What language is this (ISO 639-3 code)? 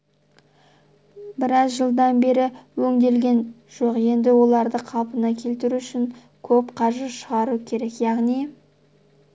kaz